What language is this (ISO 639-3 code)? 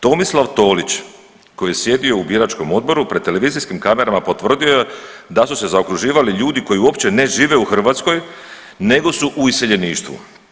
hrv